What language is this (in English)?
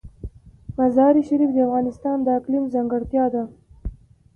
Pashto